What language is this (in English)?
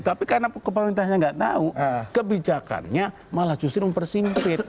Indonesian